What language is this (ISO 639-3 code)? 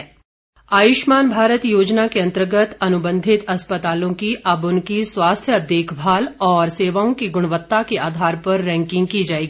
hin